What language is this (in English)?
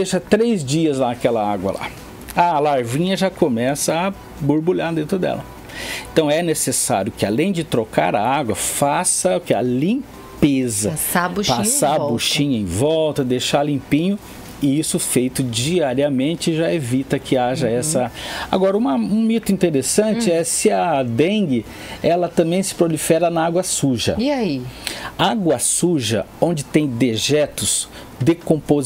Portuguese